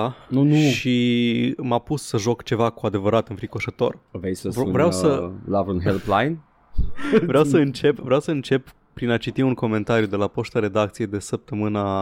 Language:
Romanian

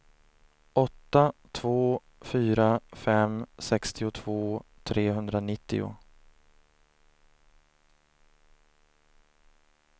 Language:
Swedish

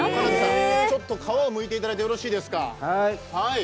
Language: Japanese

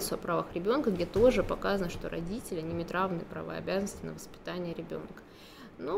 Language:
Russian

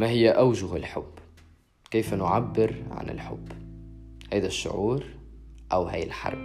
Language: Arabic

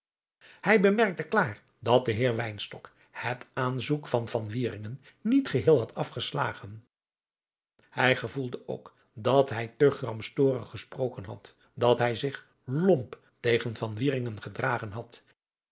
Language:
Dutch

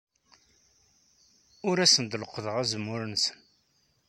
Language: Kabyle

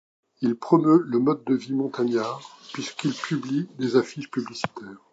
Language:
French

